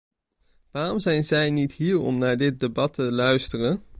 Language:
Dutch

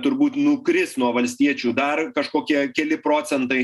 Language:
Lithuanian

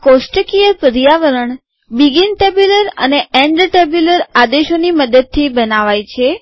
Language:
Gujarati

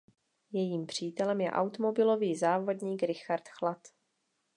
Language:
Czech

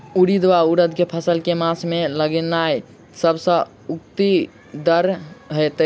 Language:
Maithili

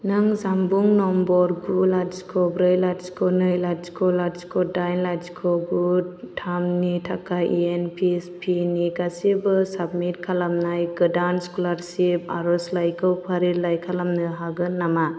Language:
Bodo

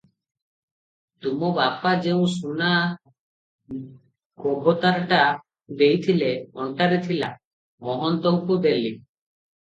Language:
Odia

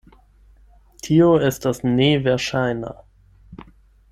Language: Esperanto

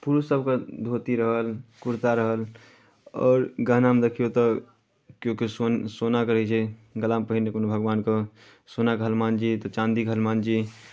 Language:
Maithili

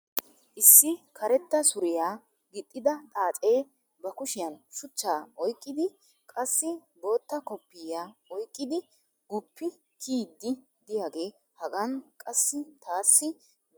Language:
Wolaytta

